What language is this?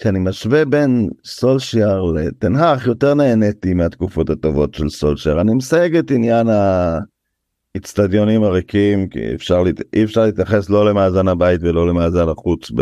Hebrew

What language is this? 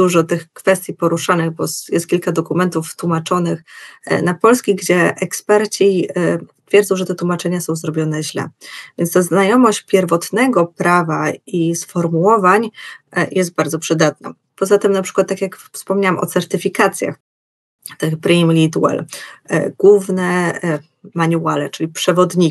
Polish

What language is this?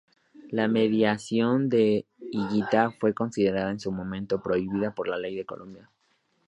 Spanish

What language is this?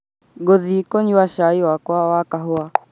Kikuyu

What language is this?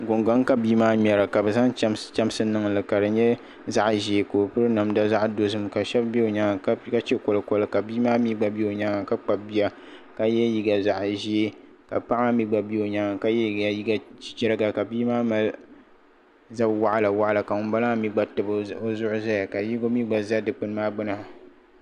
Dagbani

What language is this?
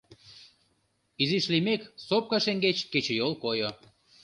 Mari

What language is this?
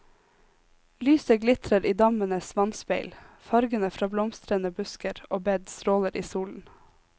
Norwegian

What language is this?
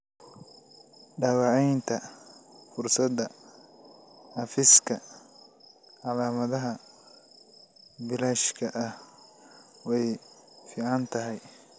Somali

